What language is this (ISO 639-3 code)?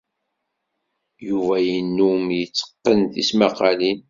kab